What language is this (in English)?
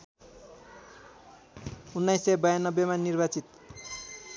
Nepali